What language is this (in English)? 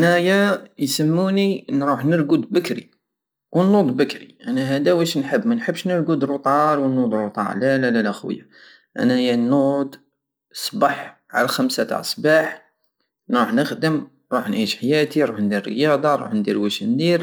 Algerian Saharan Arabic